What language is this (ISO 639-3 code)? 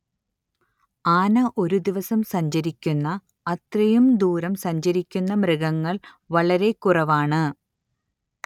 mal